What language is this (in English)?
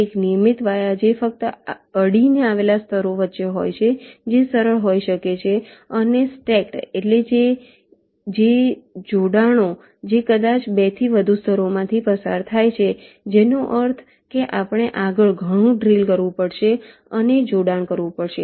Gujarati